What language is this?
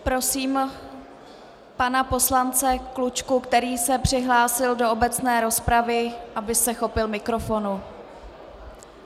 Czech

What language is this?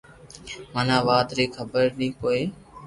Loarki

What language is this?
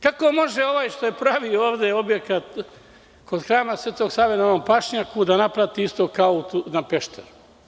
Serbian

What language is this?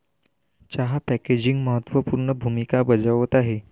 Marathi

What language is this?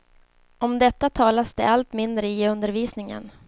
Swedish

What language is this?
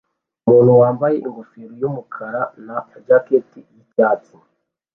Kinyarwanda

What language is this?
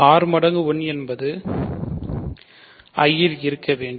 Tamil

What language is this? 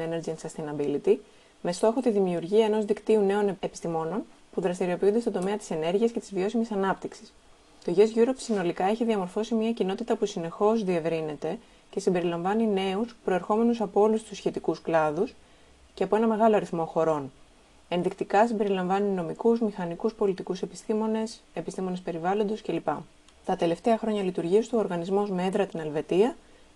Greek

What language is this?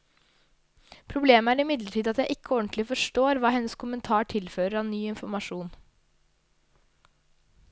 Norwegian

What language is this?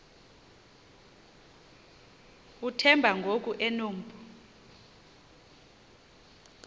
Xhosa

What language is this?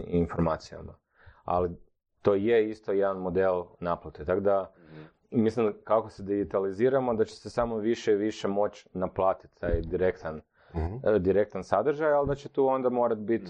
Croatian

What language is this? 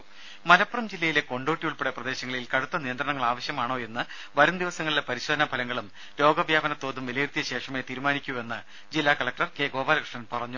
Malayalam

